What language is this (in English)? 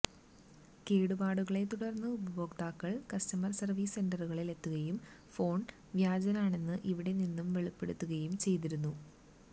Malayalam